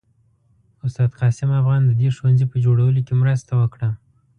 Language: Pashto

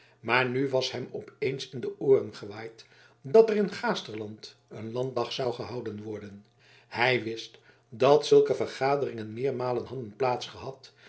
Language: Dutch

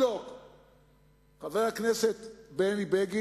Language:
Hebrew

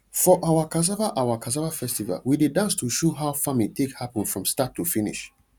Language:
Nigerian Pidgin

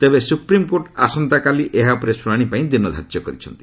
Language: Odia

